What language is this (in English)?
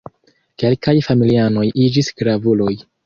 Esperanto